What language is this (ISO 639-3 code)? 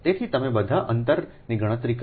guj